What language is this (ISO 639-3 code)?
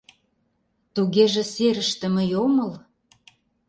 chm